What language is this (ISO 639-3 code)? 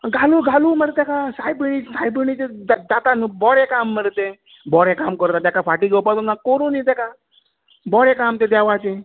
kok